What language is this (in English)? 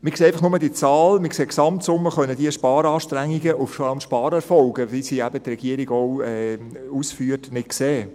Swiss German